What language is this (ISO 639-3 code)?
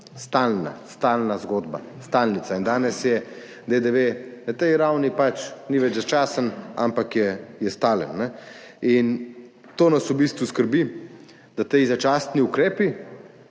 slv